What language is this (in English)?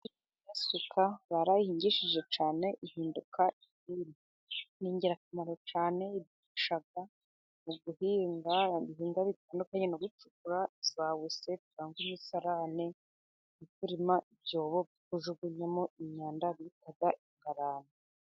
Kinyarwanda